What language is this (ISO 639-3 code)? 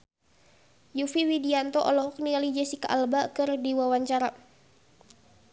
sun